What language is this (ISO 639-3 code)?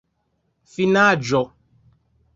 epo